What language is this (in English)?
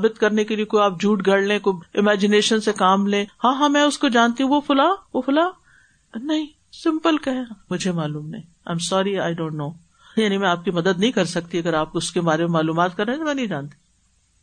Urdu